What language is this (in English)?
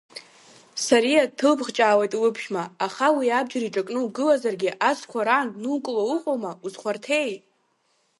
Abkhazian